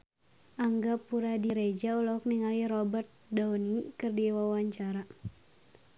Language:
Sundanese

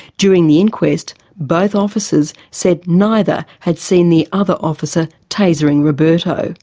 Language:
English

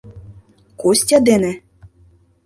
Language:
Mari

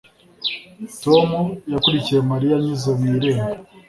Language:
Kinyarwanda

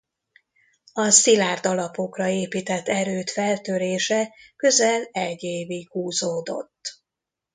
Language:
Hungarian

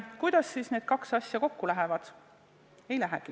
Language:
Estonian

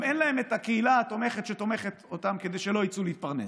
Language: Hebrew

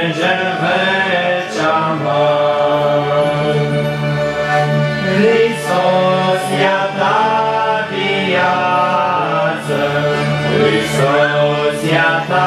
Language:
Romanian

